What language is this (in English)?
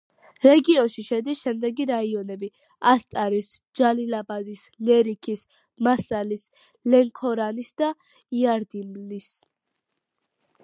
Georgian